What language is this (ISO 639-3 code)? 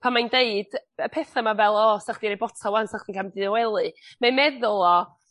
cym